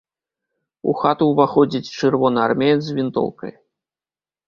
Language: Belarusian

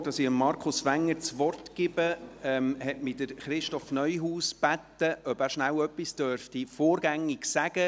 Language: Swiss German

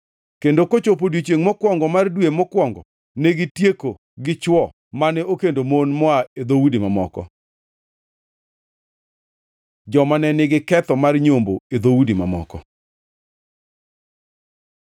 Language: Luo (Kenya and Tanzania)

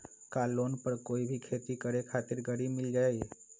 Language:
Magahi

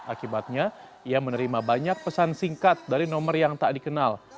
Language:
Indonesian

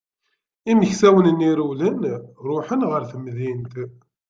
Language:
Kabyle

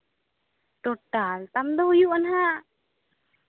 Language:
Santali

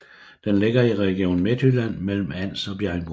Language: Danish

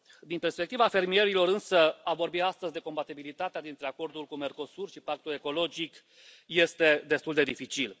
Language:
Romanian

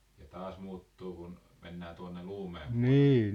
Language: Finnish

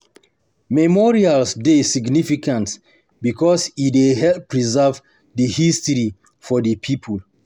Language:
Nigerian Pidgin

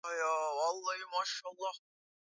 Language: Swahili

